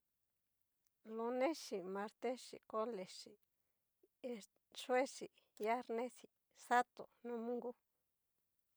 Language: Cacaloxtepec Mixtec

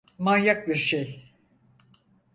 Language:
Turkish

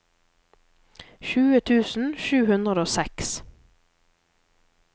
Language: Norwegian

